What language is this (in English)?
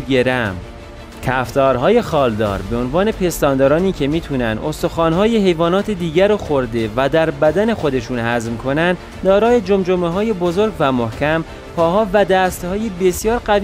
Persian